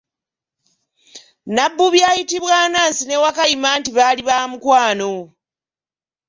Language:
Ganda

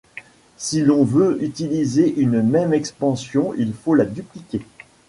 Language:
French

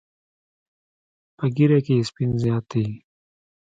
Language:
Pashto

